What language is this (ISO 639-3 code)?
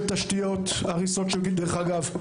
heb